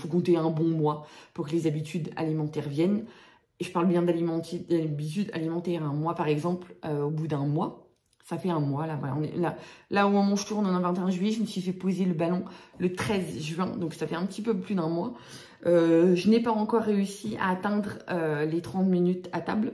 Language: French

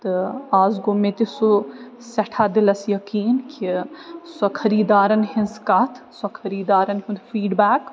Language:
Kashmiri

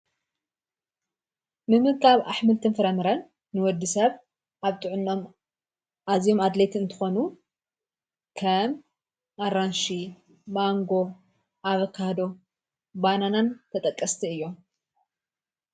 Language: Tigrinya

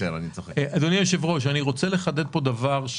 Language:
Hebrew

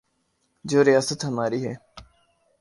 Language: Urdu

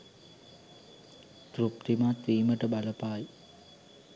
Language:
Sinhala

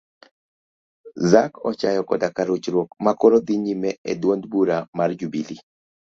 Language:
Luo (Kenya and Tanzania)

